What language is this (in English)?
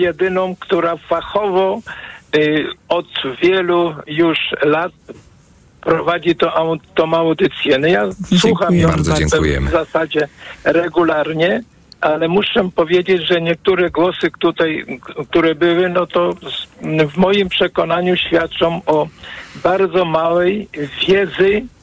Polish